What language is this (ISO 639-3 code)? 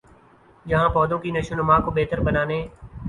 urd